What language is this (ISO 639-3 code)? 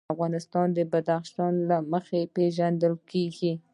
pus